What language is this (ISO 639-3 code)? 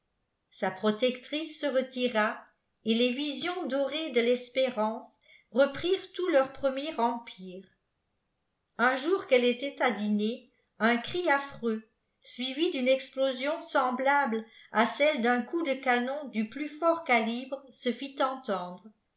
fra